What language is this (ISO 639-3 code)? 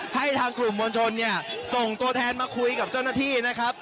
tha